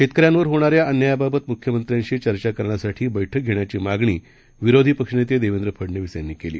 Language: Marathi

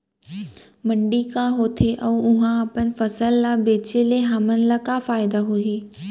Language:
Chhattisgarhi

